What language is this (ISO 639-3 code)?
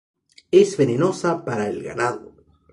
spa